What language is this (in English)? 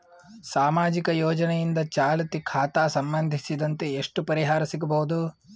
Kannada